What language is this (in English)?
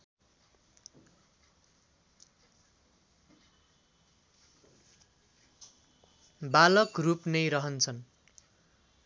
Nepali